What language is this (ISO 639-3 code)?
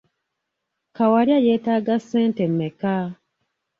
lug